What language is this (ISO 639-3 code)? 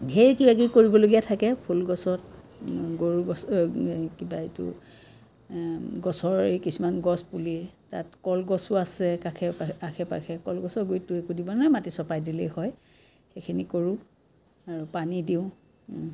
asm